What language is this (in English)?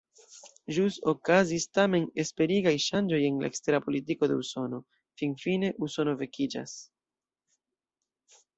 Esperanto